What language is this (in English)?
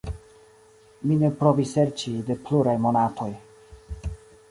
Esperanto